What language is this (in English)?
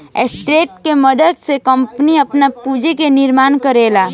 Bhojpuri